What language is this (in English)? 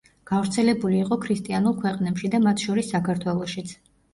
Georgian